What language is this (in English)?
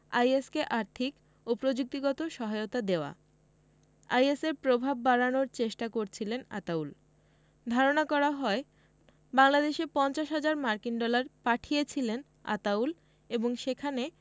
Bangla